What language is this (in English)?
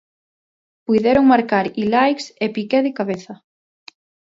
Galician